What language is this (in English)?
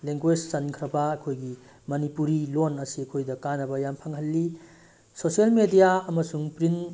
Manipuri